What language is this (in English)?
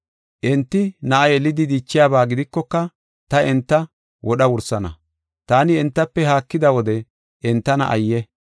Gofa